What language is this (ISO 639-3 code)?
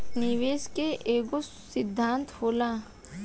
bho